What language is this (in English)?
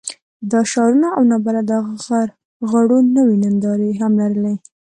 Pashto